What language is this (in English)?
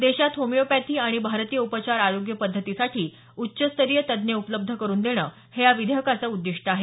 Marathi